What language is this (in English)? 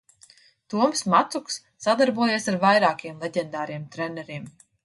Latvian